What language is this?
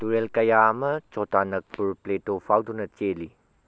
Manipuri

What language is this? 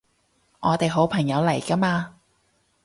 Cantonese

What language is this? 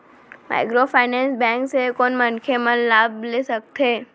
Chhattisgarhi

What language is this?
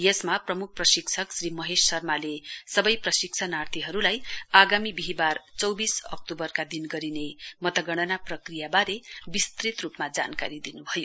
Nepali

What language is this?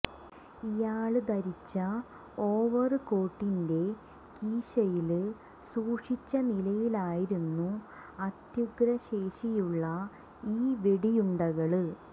Malayalam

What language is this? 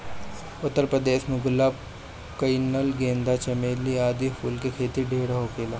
Bhojpuri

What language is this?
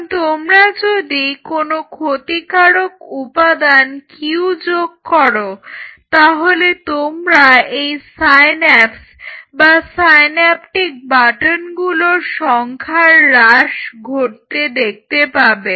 Bangla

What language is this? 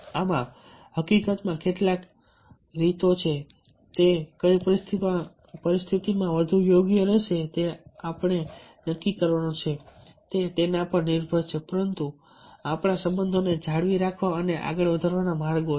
Gujarati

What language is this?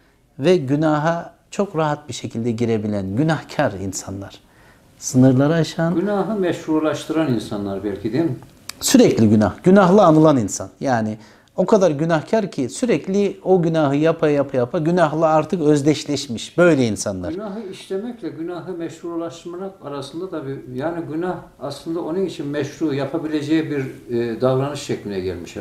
Turkish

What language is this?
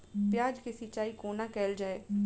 Maithili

